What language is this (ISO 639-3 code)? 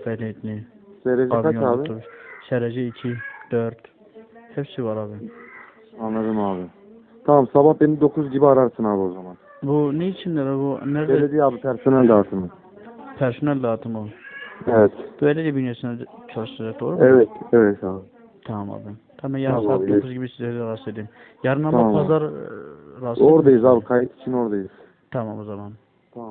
tur